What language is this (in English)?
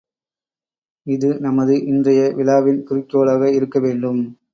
Tamil